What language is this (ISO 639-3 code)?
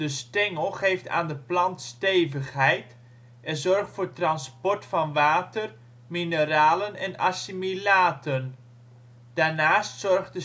nld